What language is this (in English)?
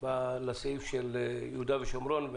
Hebrew